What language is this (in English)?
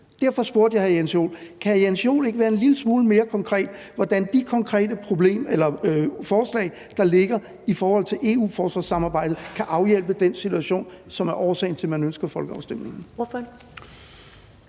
Danish